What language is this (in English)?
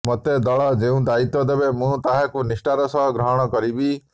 Odia